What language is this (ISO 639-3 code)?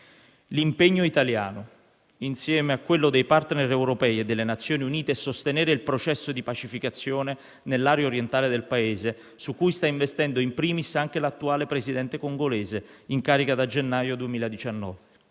ita